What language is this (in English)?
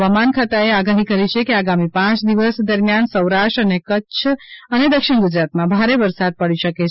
Gujarati